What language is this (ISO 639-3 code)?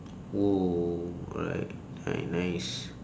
eng